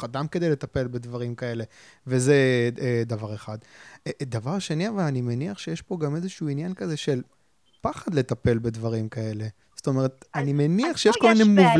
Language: Hebrew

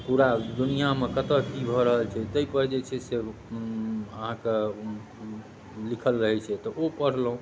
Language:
Maithili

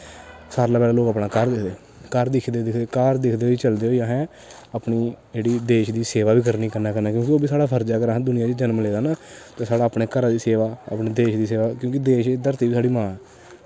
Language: Dogri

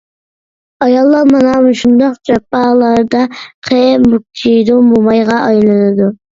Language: Uyghur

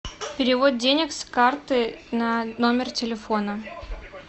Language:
Russian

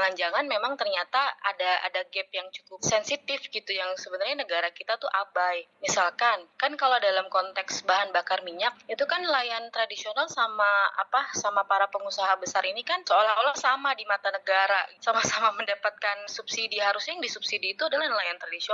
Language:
Indonesian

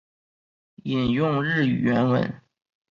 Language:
Chinese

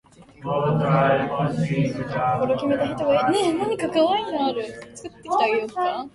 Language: Japanese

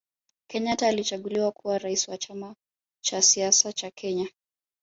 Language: Swahili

